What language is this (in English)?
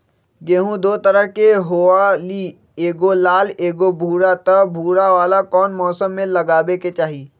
Magahi